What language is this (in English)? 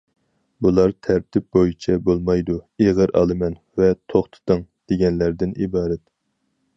Uyghur